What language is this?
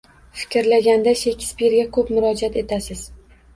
Uzbek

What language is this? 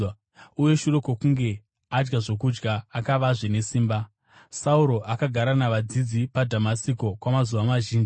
Shona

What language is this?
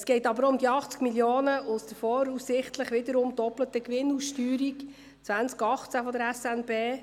Swiss German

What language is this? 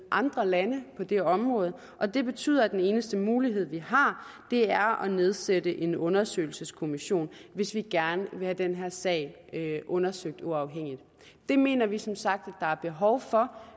Danish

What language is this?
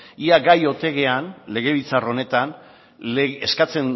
Basque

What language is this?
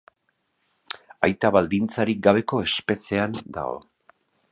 Basque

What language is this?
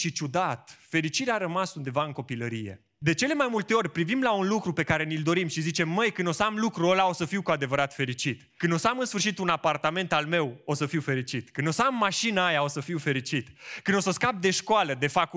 Romanian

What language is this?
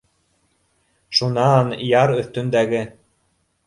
Bashkir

